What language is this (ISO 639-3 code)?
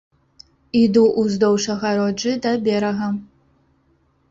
bel